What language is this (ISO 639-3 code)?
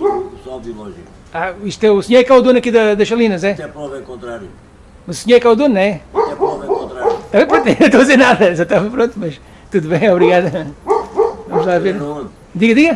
por